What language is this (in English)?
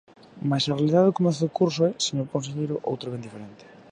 Galician